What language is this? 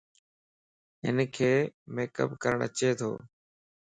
Lasi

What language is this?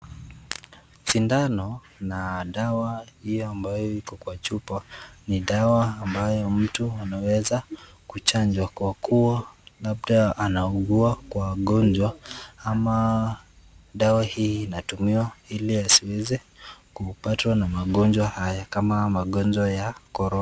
Swahili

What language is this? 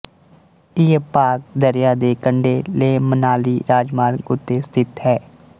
Punjabi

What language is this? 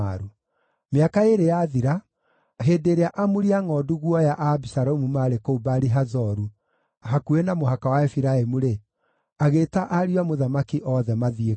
Kikuyu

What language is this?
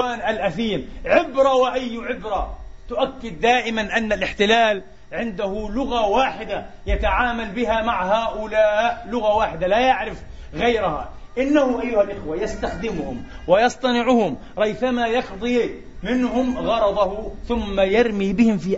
Arabic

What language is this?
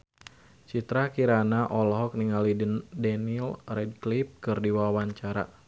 Sundanese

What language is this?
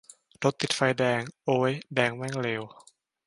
Thai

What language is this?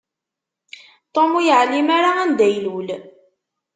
Kabyle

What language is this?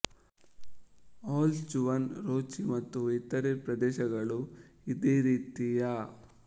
Kannada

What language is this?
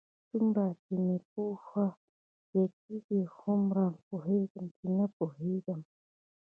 Pashto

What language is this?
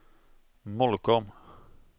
Swedish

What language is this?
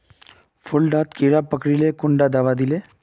Magahi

